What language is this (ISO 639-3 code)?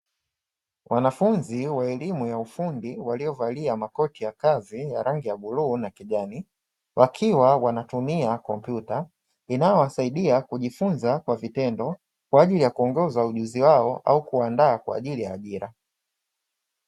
swa